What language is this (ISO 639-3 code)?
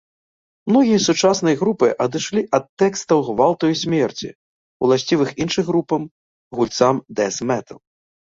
bel